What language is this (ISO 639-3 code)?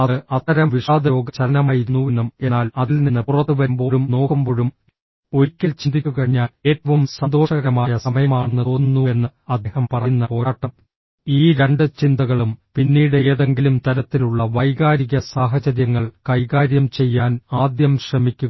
mal